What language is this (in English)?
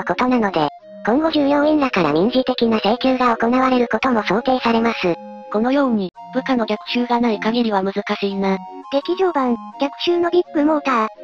Japanese